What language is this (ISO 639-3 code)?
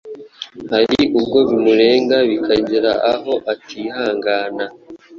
kin